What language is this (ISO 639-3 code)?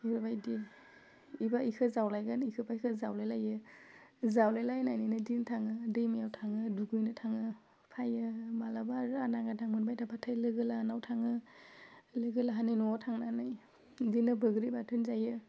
brx